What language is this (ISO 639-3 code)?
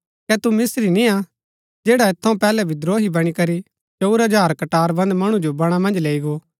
gbk